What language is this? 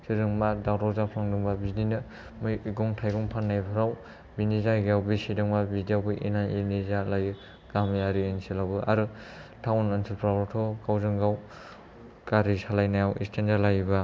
Bodo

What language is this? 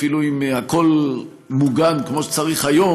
Hebrew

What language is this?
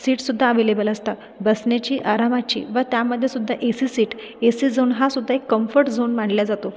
Marathi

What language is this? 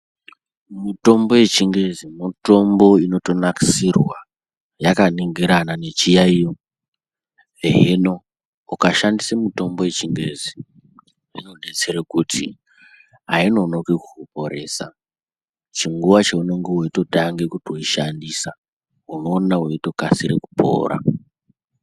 Ndau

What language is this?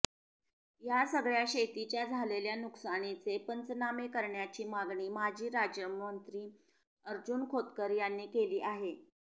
Marathi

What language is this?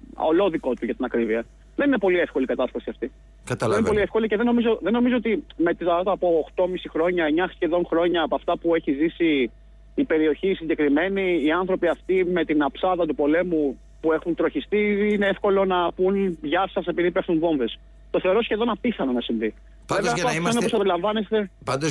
Greek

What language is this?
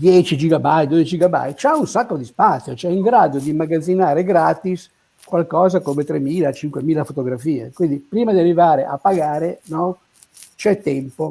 Italian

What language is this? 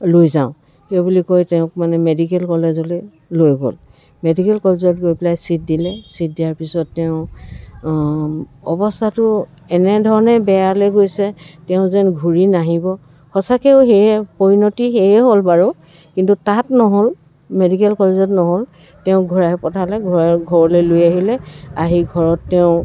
Assamese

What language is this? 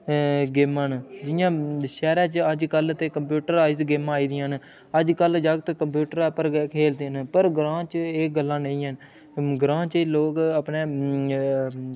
Dogri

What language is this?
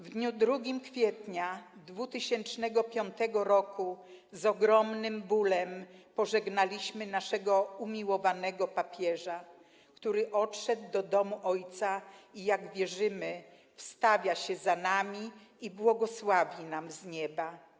Polish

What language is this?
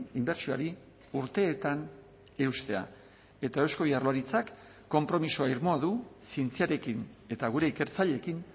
Basque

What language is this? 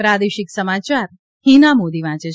Gujarati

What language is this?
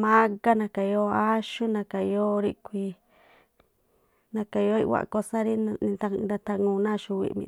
Tlacoapa Me'phaa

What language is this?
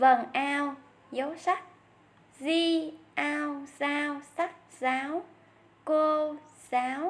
Vietnamese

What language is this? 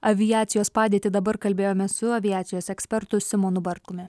Lithuanian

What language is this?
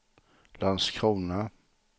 Swedish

